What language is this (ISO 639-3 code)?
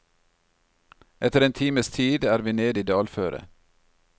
nor